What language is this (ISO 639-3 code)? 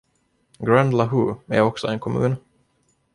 swe